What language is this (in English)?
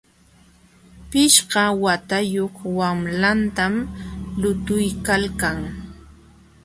Jauja Wanca Quechua